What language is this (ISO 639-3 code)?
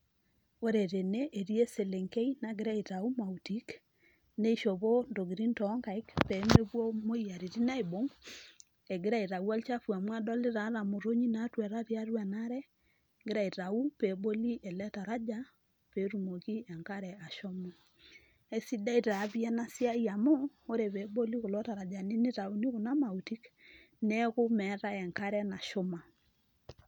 mas